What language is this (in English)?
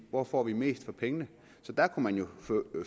Danish